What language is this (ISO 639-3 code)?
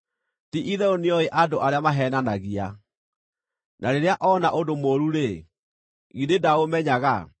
kik